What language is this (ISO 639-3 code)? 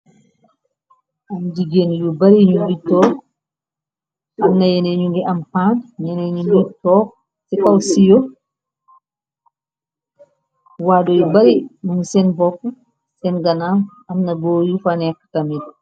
wol